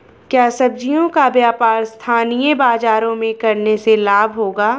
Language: Hindi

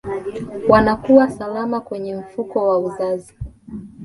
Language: Swahili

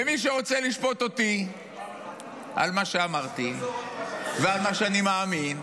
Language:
Hebrew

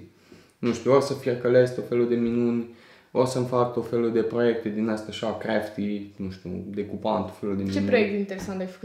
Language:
Romanian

